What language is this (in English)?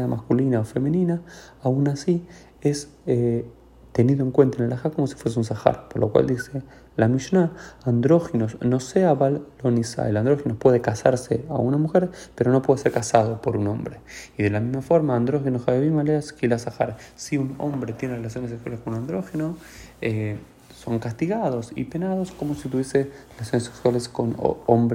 Spanish